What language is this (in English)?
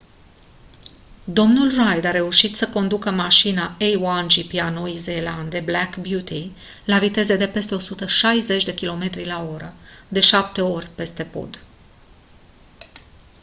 Romanian